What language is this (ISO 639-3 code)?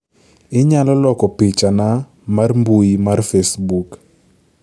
luo